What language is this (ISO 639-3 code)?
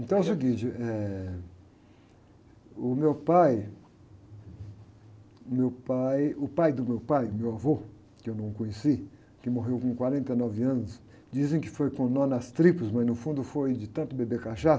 por